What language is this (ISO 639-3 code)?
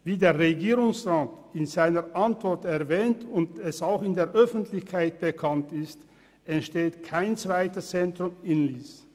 gsw